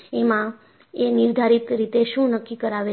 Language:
Gujarati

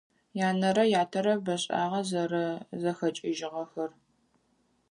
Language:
Adyghe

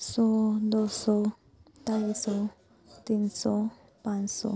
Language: Punjabi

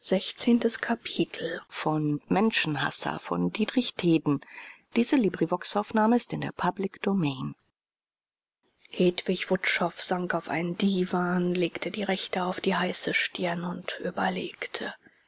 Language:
German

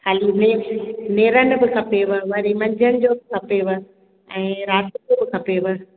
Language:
Sindhi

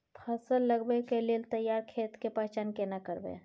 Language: Maithili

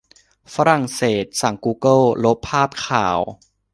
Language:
Thai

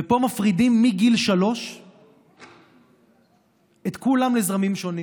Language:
Hebrew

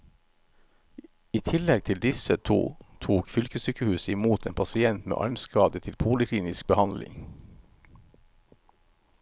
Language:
Norwegian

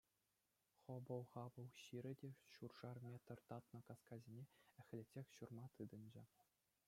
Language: Chuvash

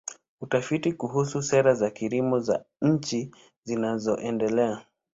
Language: Swahili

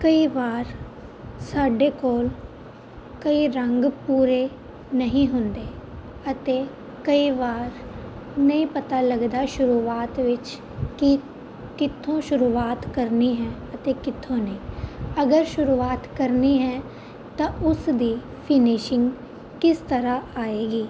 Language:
Punjabi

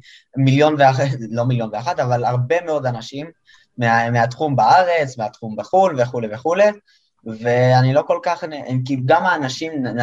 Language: Hebrew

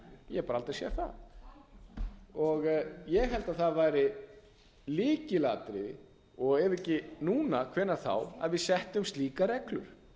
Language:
Icelandic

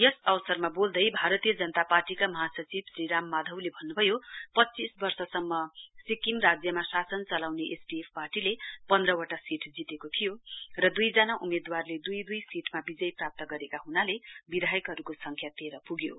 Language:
Nepali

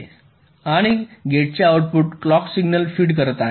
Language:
Marathi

